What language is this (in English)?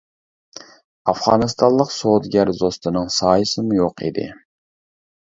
Uyghur